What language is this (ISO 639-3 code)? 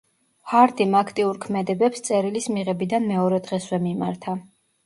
kat